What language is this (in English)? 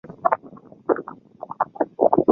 Chinese